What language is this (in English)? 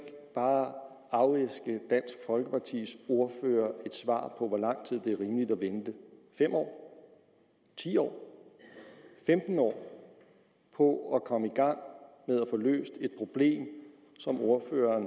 Danish